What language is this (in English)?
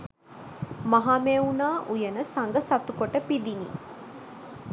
Sinhala